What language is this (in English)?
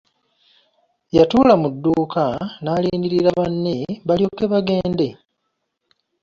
Ganda